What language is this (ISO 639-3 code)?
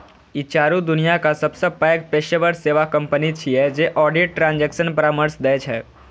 mai